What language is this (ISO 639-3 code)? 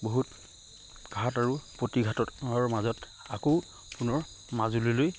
asm